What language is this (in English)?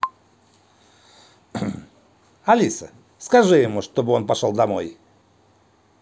Russian